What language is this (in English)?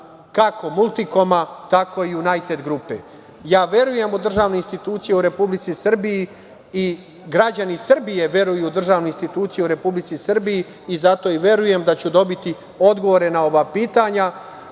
Serbian